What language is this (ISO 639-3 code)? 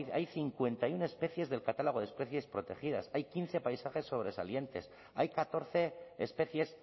spa